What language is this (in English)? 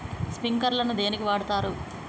Telugu